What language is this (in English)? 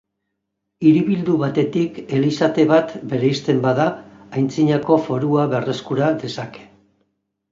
Basque